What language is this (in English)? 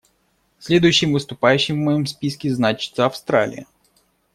Russian